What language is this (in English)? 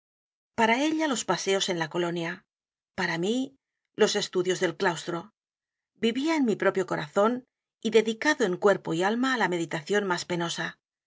Spanish